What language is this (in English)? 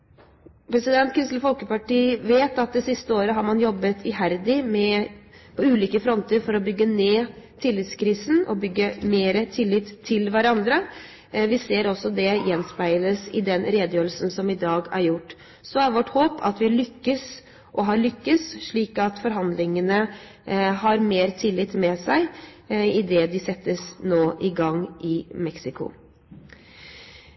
Norwegian Bokmål